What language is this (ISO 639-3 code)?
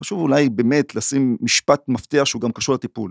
heb